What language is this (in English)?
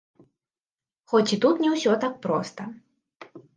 Belarusian